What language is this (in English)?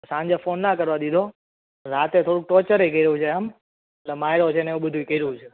Gujarati